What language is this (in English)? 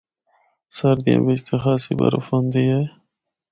Northern Hindko